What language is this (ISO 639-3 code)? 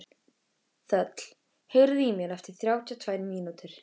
isl